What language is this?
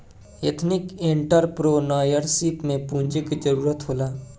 Bhojpuri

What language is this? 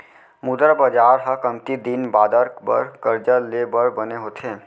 Chhattisgarhi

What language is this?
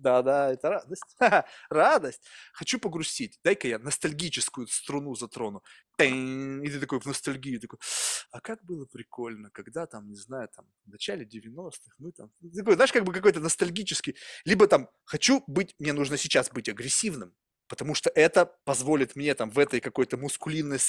Russian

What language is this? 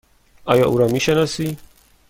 Persian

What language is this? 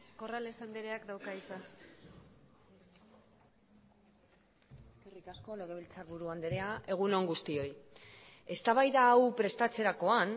Basque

